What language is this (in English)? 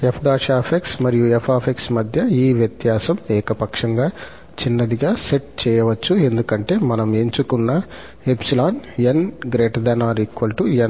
Telugu